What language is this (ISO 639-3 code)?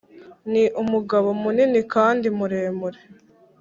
kin